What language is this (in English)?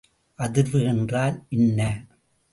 Tamil